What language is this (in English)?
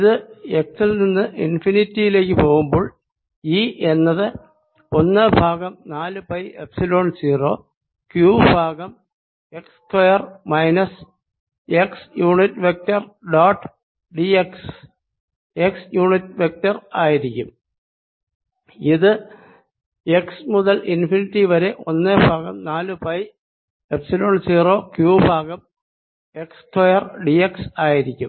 Malayalam